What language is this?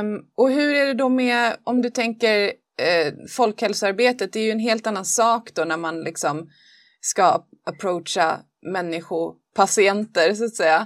Swedish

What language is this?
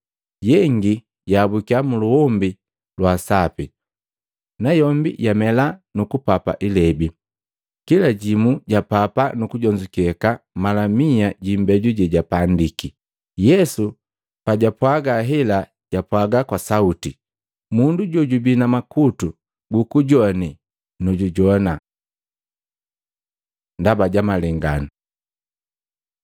Matengo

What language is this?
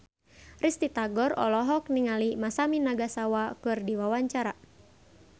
Sundanese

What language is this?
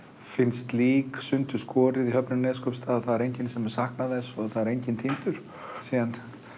Icelandic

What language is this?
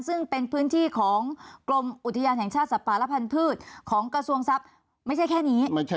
Thai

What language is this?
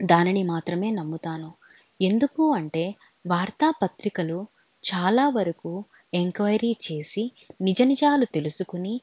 Telugu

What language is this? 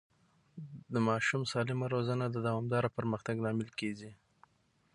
Pashto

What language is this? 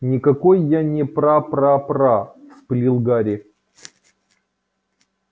Russian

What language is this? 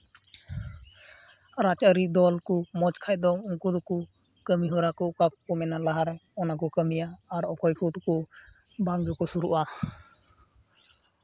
Santali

